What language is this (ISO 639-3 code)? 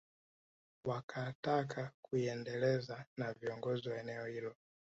swa